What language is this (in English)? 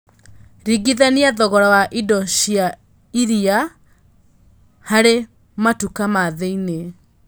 Kikuyu